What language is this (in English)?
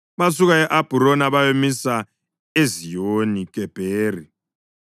North Ndebele